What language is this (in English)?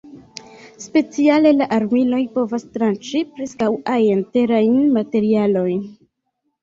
Esperanto